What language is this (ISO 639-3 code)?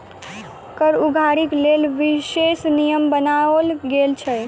mai